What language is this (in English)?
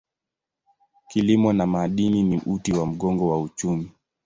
Swahili